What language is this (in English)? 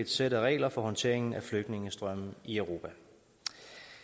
Danish